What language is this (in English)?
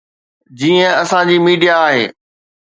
Sindhi